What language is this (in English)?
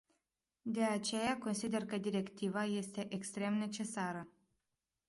Romanian